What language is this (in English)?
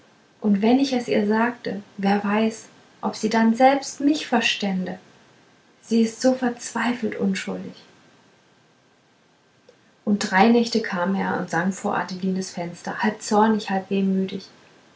German